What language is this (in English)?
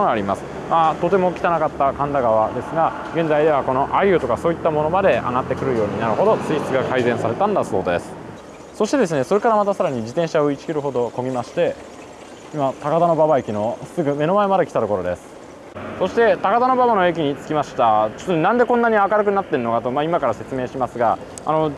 Japanese